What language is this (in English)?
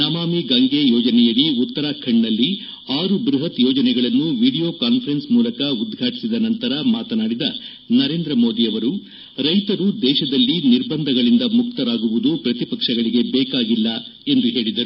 Kannada